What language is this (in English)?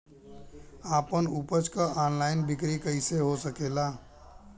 Bhojpuri